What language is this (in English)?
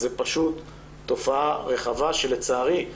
Hebrew